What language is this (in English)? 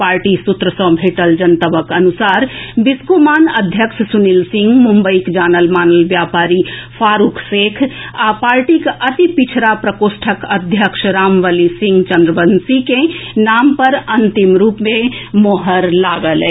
Maithili